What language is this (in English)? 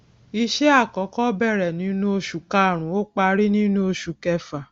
Yoruba